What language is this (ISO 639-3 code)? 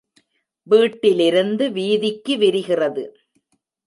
tam